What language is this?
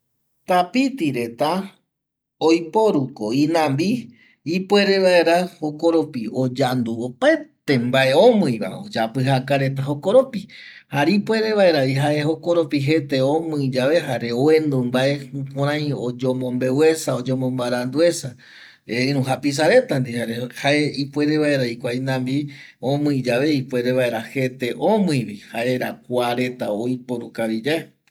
Eastern Bolivian Guaraní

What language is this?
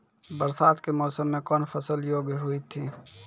Maithili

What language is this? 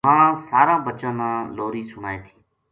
Gujari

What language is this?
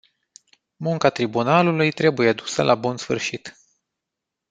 Romanian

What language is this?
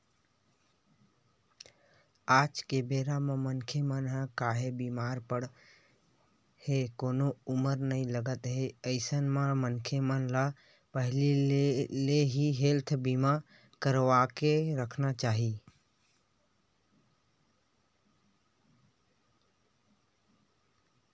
Chhattisgarhi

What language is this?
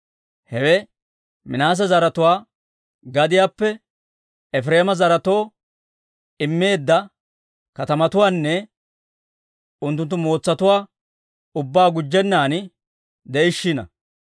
Dawro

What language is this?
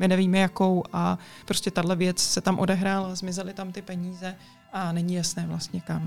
Czech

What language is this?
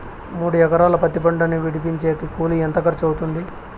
Telugu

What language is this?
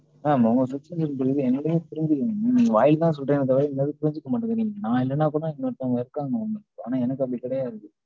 Tamil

